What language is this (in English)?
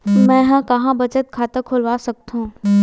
Chhattisgarhi